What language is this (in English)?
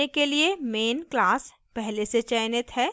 Hindi